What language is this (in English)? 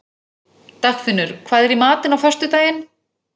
Icelandic